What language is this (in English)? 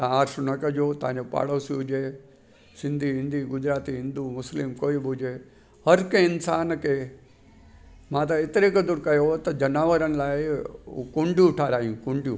Sindhi